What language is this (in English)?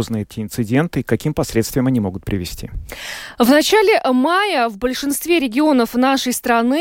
Russian